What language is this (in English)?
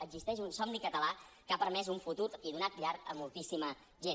Catalan